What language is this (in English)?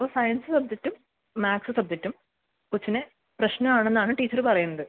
Malayalam